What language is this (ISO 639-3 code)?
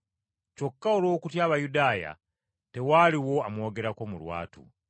lug